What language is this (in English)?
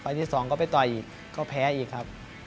Thai